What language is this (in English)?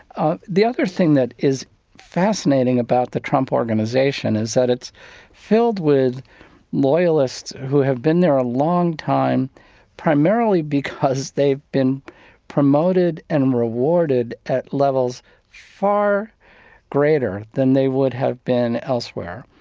English